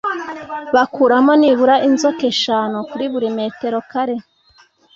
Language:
Kinyarwanda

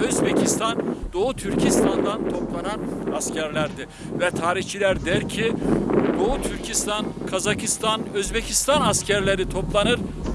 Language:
Turkish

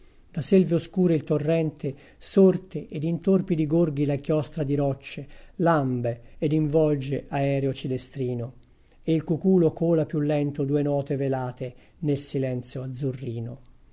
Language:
Italian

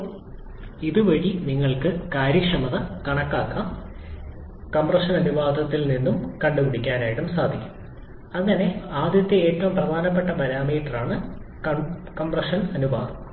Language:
Malayalam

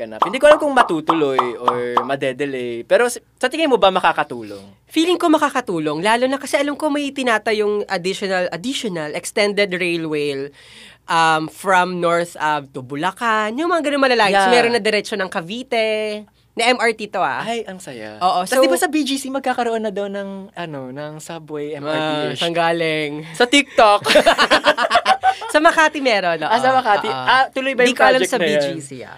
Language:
Filipino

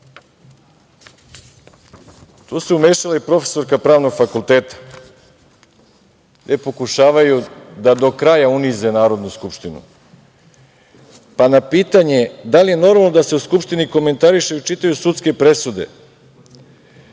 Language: Serbian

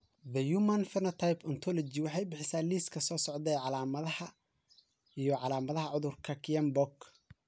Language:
Somali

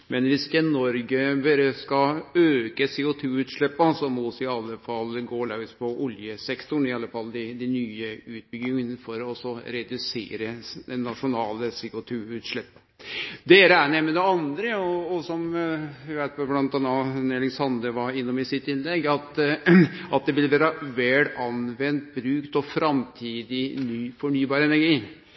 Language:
Norwegian Nynorsk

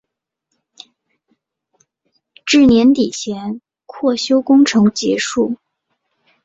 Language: Chinese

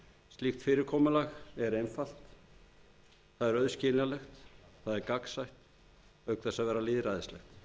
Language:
Icelandic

